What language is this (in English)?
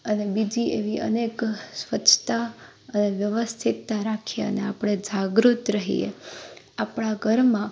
Gujarati